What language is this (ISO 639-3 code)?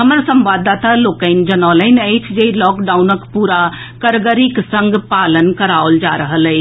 mai